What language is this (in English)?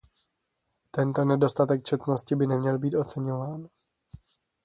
Czech